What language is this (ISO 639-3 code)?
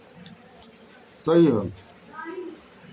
bho